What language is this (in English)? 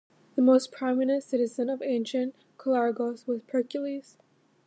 English